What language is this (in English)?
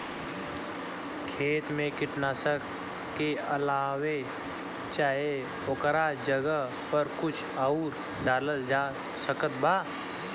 Bhojpuri